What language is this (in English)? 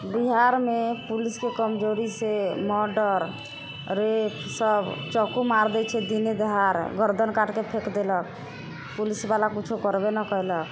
Maithili